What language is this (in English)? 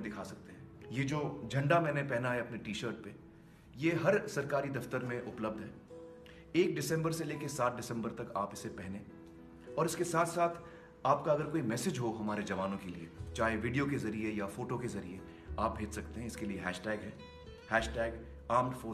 Hindi